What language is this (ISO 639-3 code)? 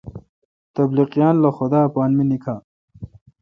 xka